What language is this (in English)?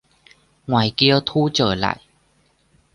Vietnamese